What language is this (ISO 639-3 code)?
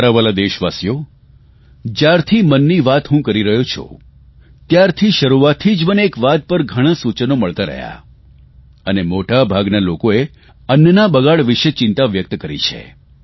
guj